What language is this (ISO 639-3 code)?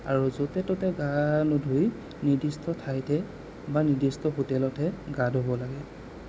asm